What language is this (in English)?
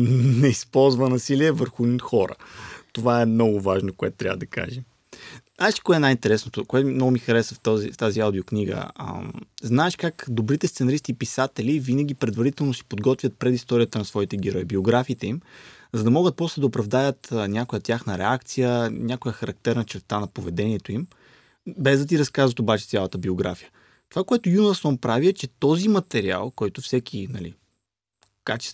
Bulgarian